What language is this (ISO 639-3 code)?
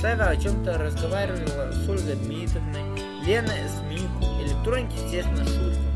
rus